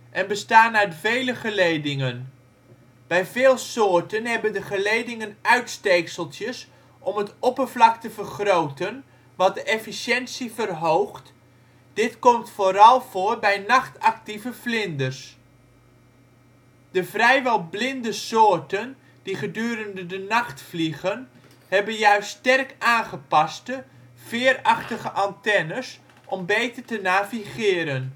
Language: Dutch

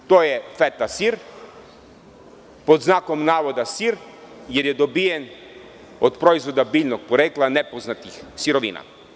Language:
Serbian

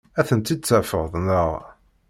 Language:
Kabyle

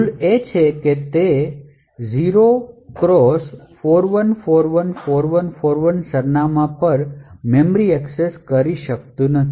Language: Gujarati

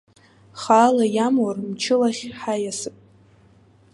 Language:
Abkhazian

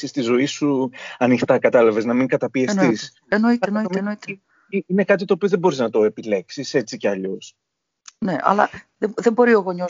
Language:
Greek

